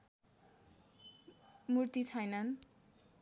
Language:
Nepali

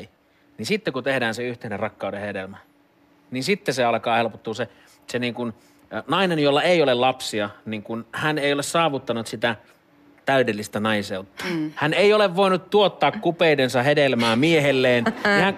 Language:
Finnish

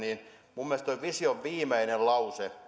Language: Finnish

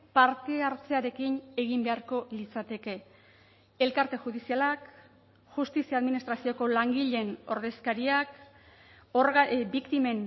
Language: Basque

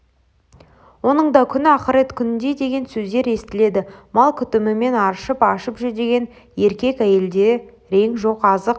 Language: Kazakh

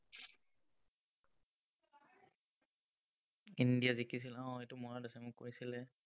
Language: Assamese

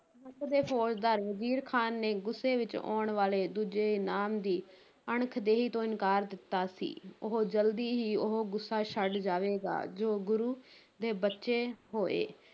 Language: Punjabi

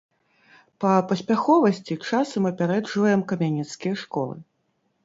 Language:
Belarusian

